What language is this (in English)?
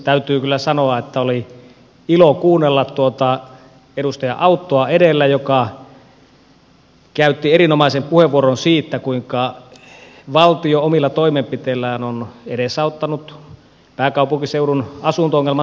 Finnish